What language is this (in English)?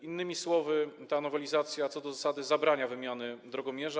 Polish